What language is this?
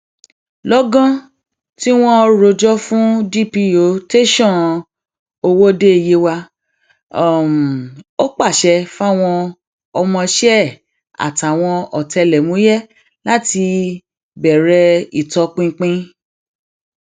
Yoruba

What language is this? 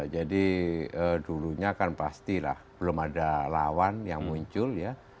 Indonesian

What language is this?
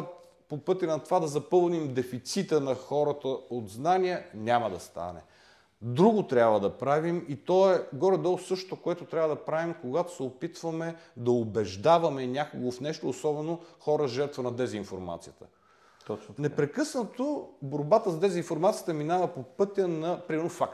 Bulgarian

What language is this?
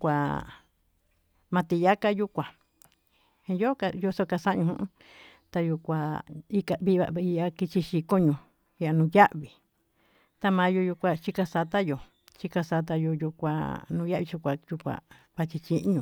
Tututepec Mixtec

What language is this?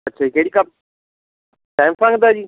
Punjabi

